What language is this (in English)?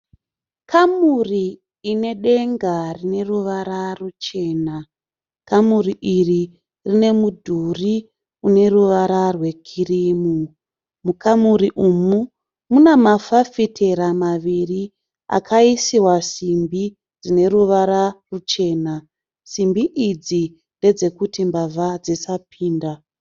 Shona